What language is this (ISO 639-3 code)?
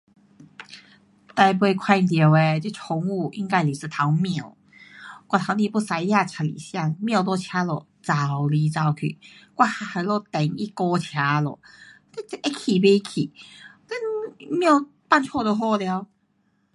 cpx